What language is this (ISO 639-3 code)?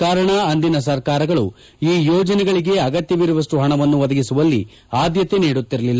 kan